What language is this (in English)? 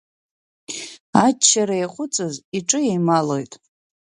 Abkhazian